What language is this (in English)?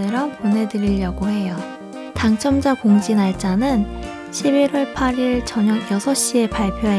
Korean